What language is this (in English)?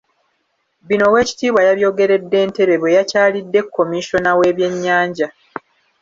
Ganda